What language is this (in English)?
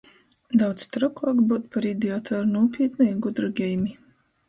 Latgalian